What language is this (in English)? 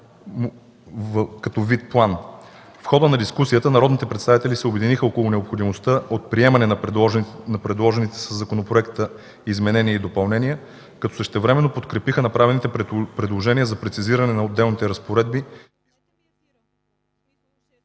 Bulgarian